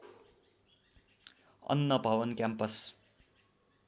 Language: Nepali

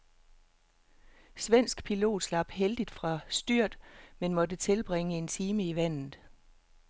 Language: Danish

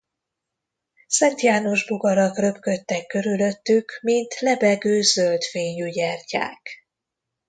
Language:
Hungarian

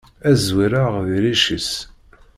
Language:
Kabyle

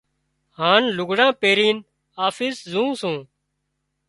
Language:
Wadiyara Koli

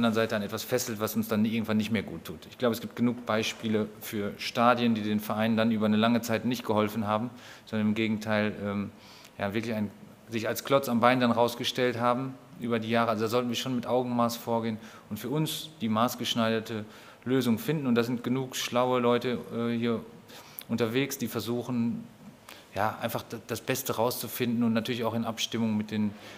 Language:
German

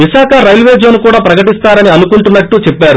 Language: Telugu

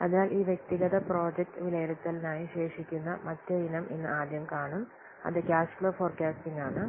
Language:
Malayalam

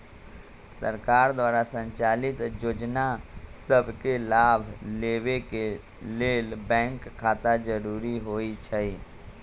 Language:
Magahi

